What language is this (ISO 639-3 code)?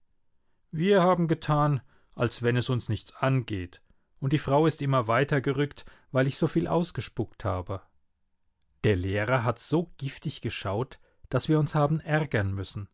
deu